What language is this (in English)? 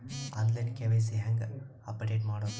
Kannada